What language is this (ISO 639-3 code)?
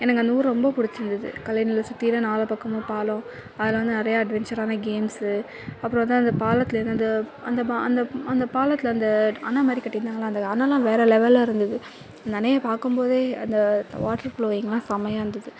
tam